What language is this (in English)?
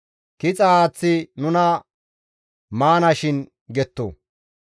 Gamo